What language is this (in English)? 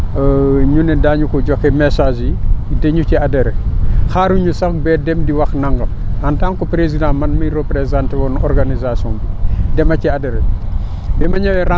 Wolof